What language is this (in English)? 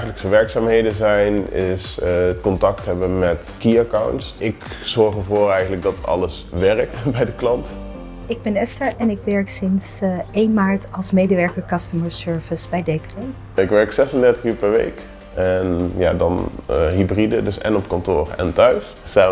Dutch